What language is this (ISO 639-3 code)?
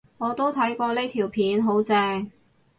yue